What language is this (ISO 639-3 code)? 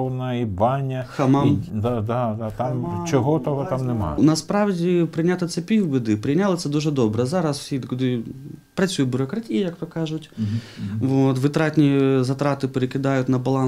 ukr